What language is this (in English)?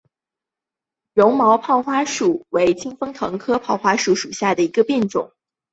Chinese